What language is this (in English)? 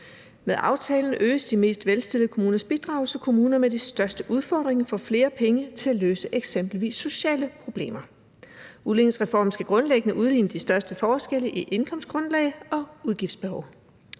Danish